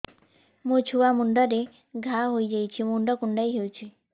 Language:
Odia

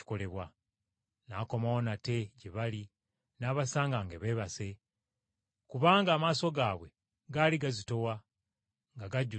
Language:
Ganda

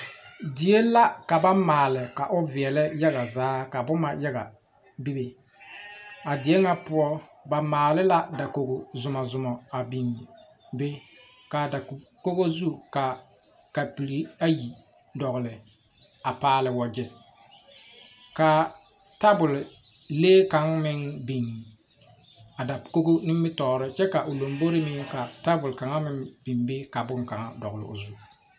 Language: Southern Dagaare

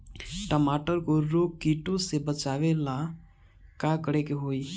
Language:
Bhojpuri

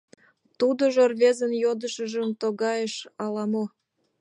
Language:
Mari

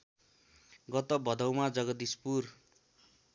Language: Nepali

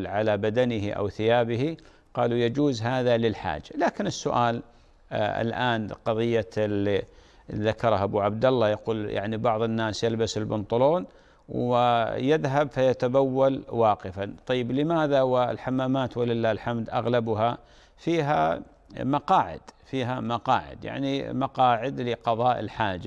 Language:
Arabic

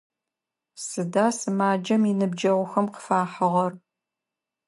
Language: Adyghe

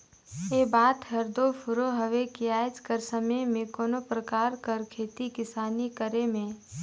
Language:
Chhattisgarhi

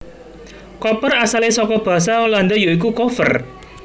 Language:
Javanese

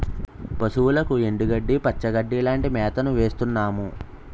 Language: Telugu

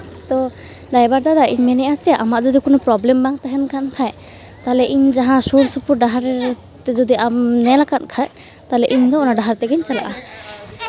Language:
Santali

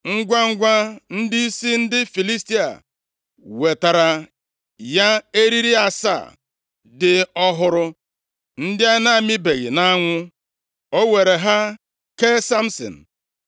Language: Igbo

